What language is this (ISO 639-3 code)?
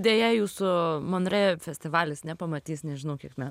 lit